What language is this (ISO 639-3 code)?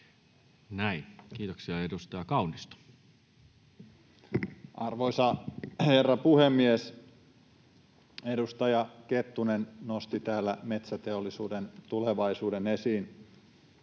fin